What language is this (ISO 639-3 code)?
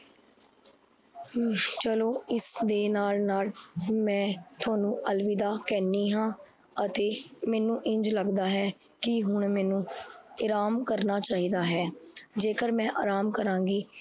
pan